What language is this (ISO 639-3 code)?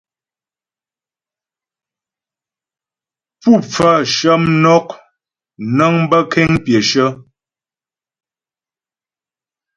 bbj